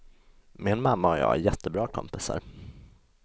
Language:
Swedish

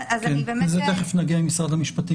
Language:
Hebrew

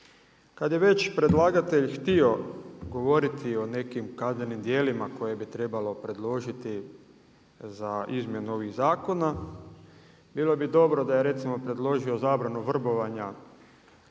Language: Croatian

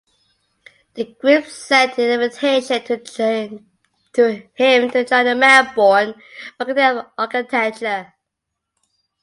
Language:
English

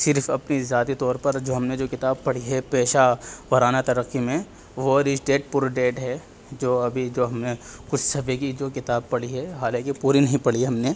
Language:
Urdu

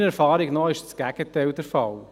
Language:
Swiss German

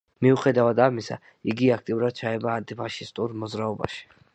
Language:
Georgian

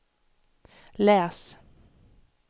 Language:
Swedish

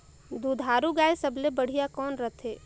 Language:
Chhattisgarhi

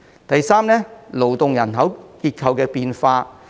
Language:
Cantonese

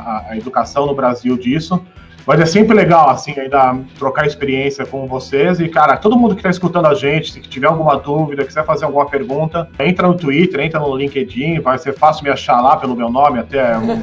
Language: Portuguese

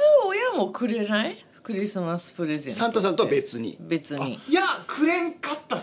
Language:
Japanese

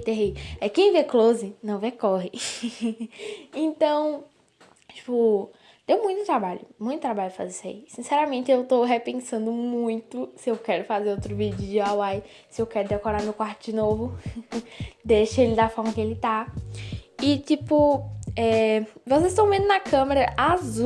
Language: Portuguese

